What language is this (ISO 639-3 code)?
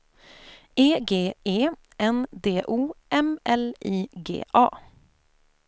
swe